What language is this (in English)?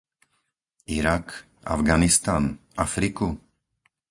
Slovak